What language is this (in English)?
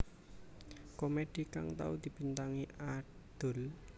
Javanese